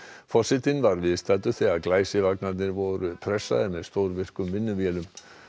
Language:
Icelandic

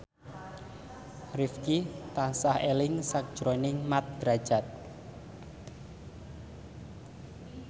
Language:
Javanese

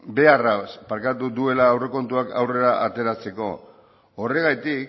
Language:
Basque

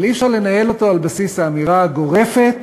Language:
Hebrew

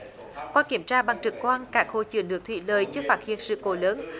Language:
Vietnamese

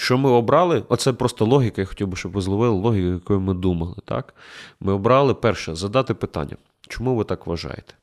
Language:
Ukrainian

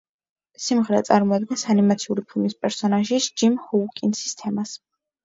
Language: Georgian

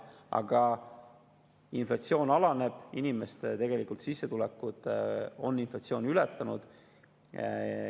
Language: Estonian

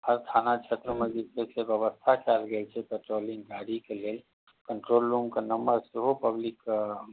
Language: Maithili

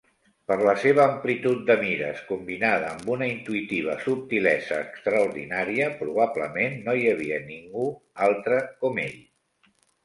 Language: Catalan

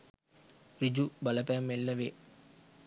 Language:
Sinhala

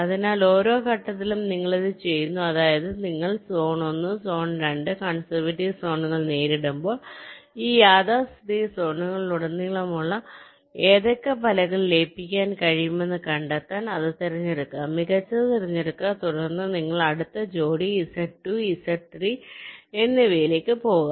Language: Malayalam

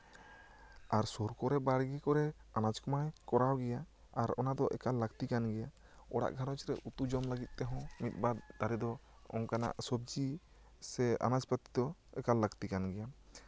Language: Santali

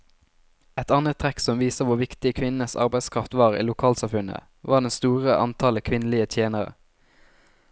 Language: Norwegian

